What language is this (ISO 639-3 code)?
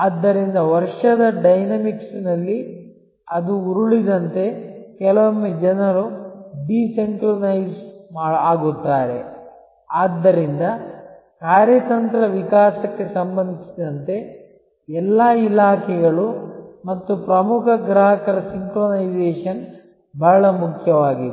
kan